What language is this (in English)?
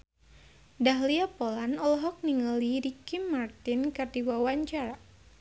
Sundanese